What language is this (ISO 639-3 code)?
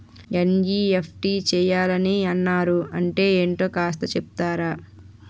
tel